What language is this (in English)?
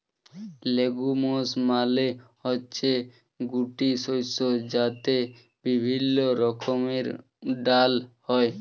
Bangla